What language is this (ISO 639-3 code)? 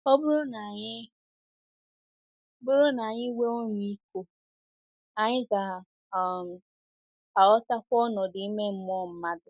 ibo